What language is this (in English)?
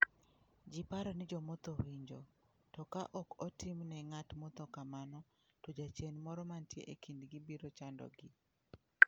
Luo (Kenya and Tanzania)